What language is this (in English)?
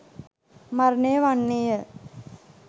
Sinhala